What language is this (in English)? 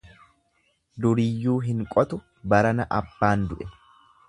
Oromo